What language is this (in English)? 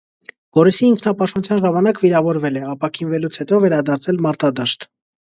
Armenian